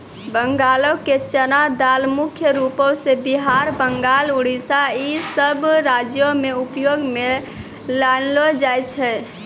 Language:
Maithili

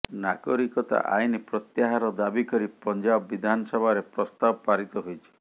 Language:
Odia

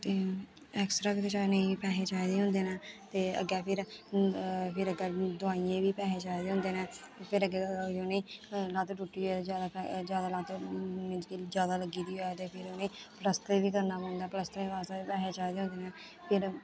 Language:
Dogri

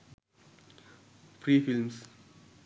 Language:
Sinhala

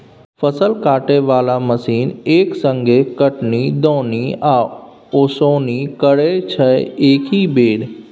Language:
Maithili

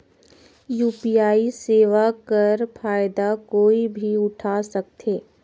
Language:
Chhattisgarhi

